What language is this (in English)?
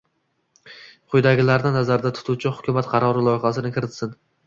Uzbek